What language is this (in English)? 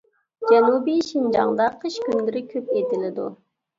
Uyghur